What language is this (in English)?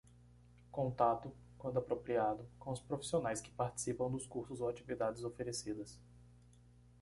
Portuguese